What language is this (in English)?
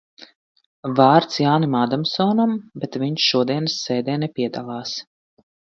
Latvian